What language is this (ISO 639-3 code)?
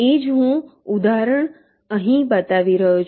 guj